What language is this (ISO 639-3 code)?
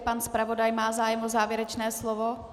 ces